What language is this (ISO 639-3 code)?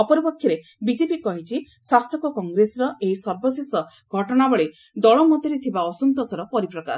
ori